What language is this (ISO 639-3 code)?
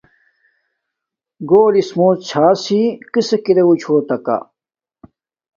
dmk